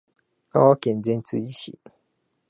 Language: Japanese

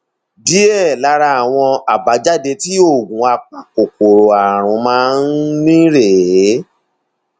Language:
Yoruba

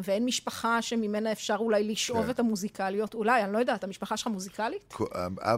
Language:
Hebrew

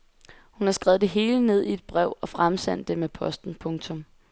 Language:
Danish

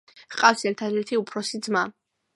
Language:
Georgian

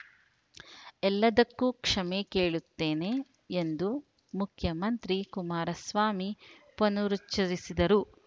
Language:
Kannada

